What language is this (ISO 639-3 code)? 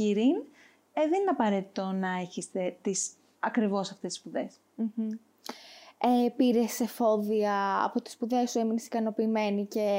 ell